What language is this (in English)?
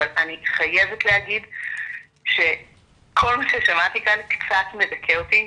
Hebrew